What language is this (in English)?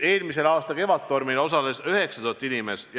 Estonian